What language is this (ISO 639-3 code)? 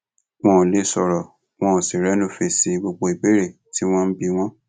yor